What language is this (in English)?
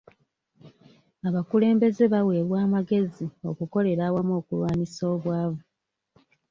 Ganda